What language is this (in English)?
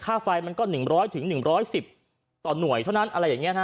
Thai